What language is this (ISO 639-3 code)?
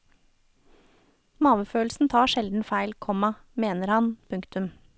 nor